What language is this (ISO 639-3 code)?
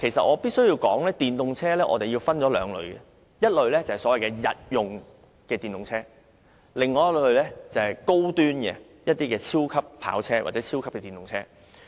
yue